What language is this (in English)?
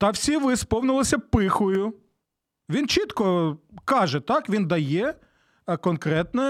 Ukrainian